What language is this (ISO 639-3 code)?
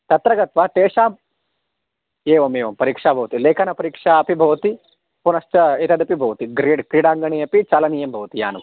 san